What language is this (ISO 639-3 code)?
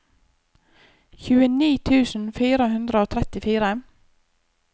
nor